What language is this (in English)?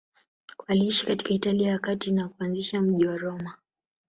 Swahili